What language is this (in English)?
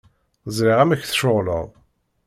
Kabyle